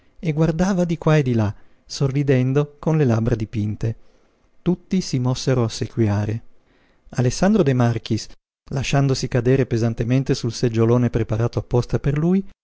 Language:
Italian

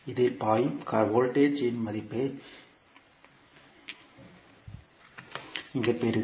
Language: Tamil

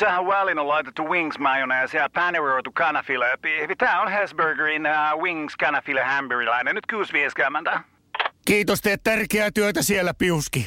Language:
Finnish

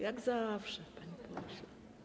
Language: Polish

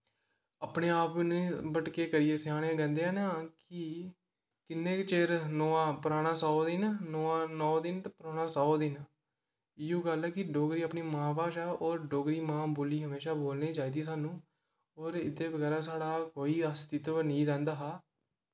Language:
Dogri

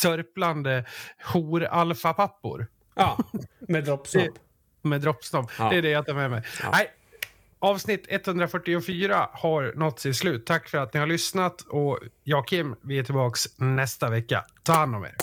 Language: Swedish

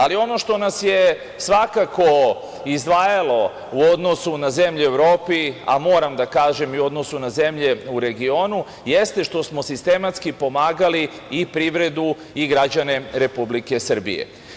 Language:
Serbian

